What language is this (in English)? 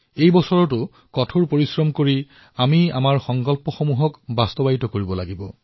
Assamese